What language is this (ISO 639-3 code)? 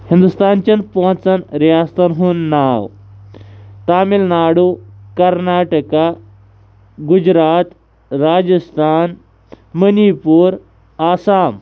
kas